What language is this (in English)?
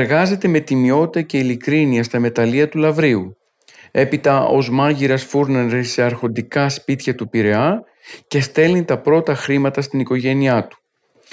Greek